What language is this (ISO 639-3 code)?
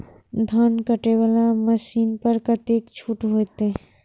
mai